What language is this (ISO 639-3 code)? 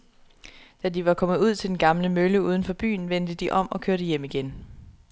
dan